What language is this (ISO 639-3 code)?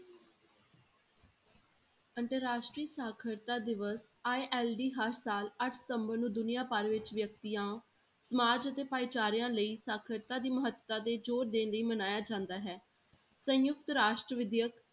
pan